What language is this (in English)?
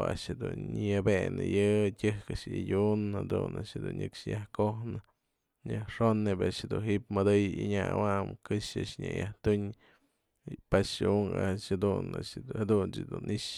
Mazatlán Mixe